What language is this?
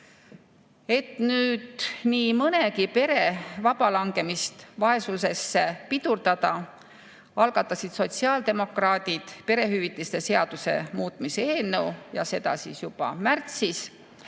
Estonian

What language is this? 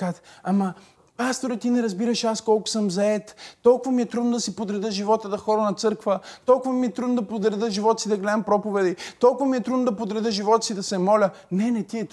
Bulgarian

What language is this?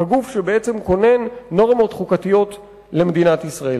Hebrew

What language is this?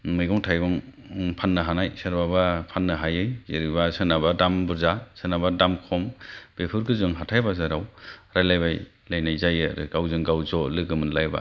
Bodo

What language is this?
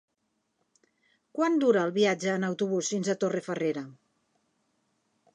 Catalan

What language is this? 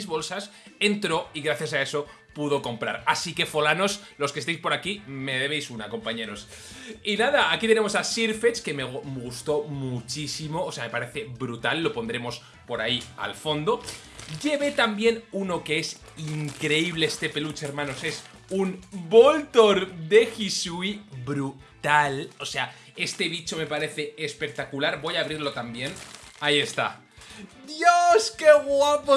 Spanish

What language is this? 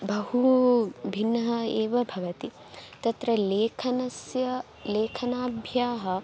Sanskrit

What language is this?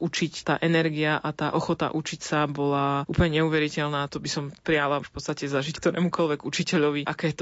Slovak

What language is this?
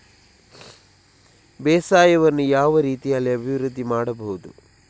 Kannada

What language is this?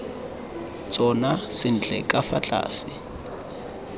Tswana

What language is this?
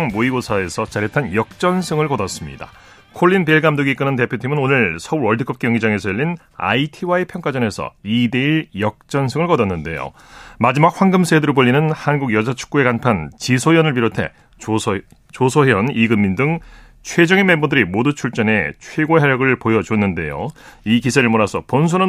Korean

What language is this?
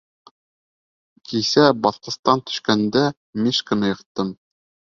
Bashkir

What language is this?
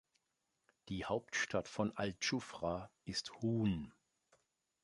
German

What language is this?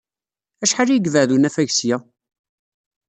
Kabyle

